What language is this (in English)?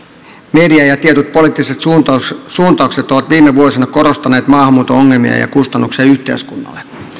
Finnish